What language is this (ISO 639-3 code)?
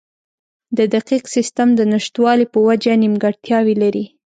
pus